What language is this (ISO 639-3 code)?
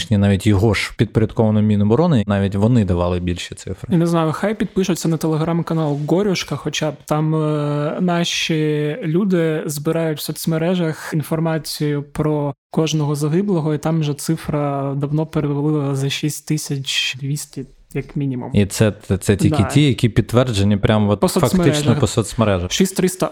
ukr